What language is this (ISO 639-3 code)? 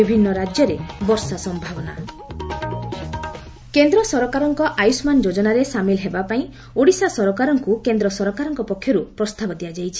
ori